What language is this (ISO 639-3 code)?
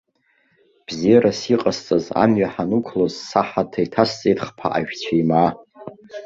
abk